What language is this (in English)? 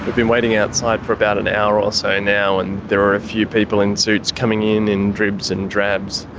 English